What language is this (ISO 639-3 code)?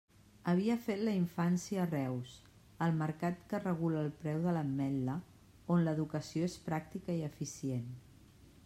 cat